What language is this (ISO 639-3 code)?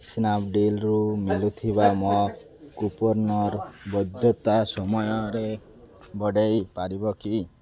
ori